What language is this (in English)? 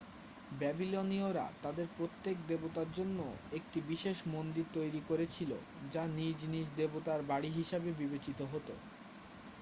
Bangla